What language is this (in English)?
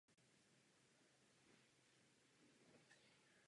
Czech